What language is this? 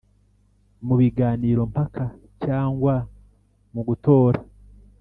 Kinyarwanda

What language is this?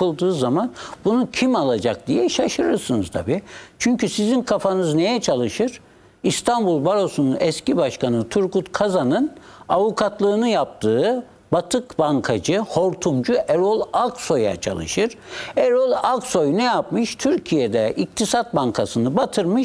Turkish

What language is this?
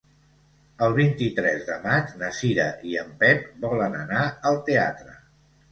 Catalan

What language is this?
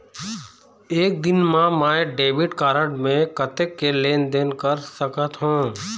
Chhattisgarhi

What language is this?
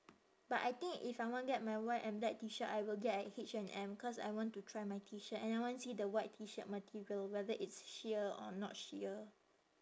English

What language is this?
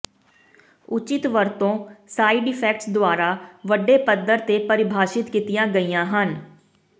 Punjabi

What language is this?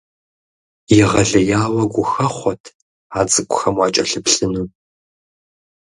Kabardian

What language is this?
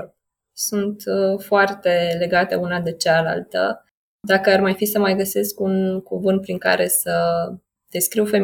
Romanian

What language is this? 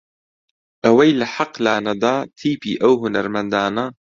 Central Kurdish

